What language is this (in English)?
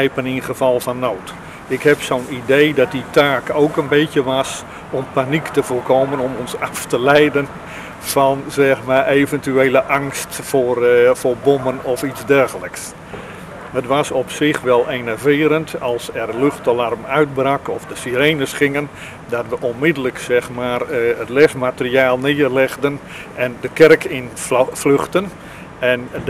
Dutch